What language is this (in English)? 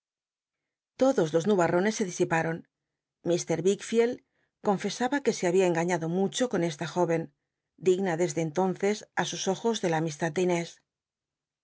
Spanish